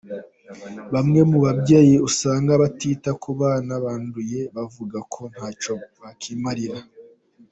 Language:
Kinyarwanda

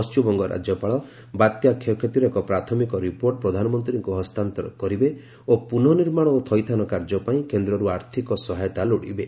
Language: Odia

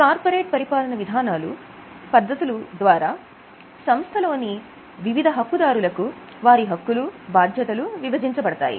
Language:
Telugu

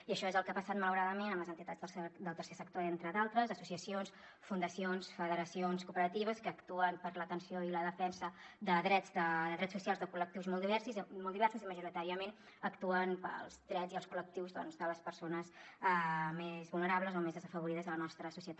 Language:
Catalan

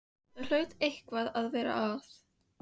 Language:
Icelandic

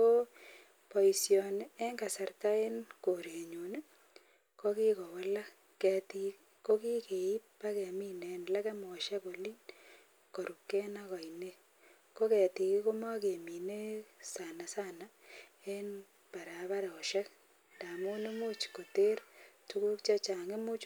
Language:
Kalenjin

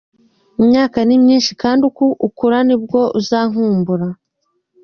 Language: Kinyarwanda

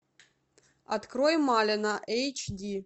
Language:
Russian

